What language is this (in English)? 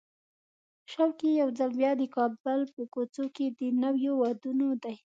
Pashto